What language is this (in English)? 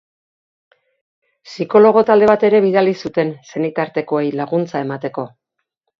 Basque